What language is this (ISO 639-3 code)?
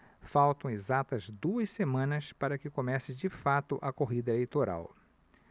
por